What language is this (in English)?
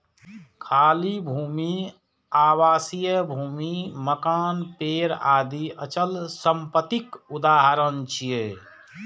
Maithili